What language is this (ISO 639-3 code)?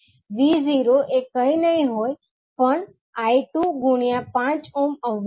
guj